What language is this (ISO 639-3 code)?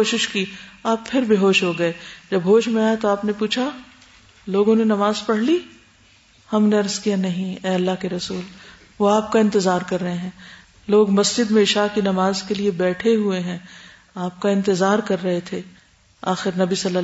urd